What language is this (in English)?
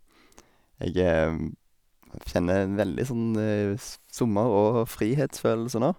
Norwegian